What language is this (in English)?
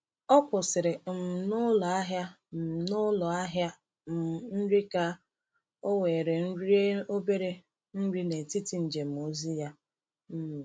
Igbo